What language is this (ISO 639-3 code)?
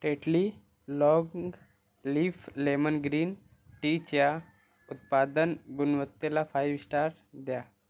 mar